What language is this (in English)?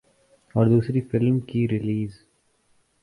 Urdu